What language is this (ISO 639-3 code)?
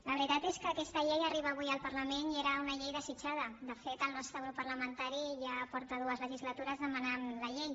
cat